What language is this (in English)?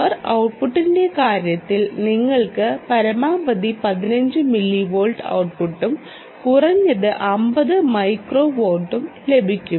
Malayalam